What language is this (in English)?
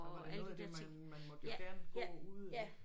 Danish